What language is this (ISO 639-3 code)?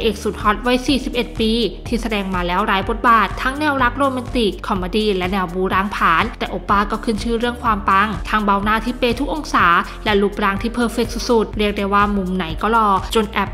tha